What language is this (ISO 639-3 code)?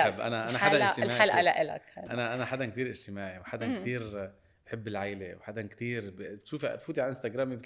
ara